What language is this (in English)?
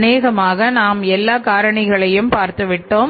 Tamil